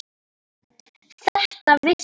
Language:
Icelandic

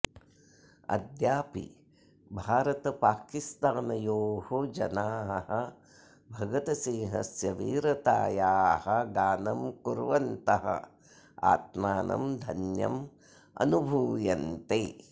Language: Sanskrit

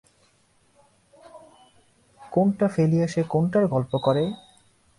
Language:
Bangla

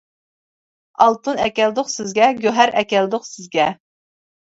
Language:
Uyghur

